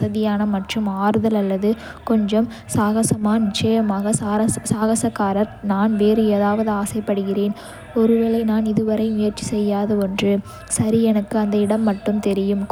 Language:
Kota (India)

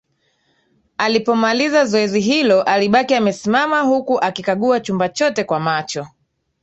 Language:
Swahili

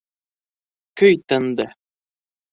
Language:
Bashkir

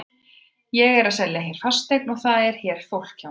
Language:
Icelandic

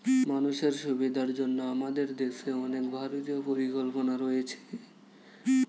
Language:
Bangla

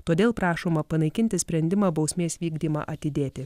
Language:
Lithuanian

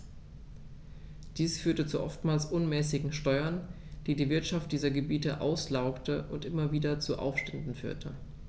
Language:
German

